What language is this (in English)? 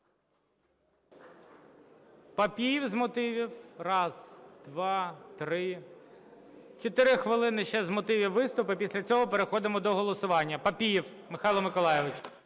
Ukrainian